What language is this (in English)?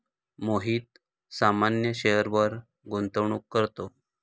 Marathi